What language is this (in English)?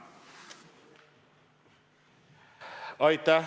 Estonian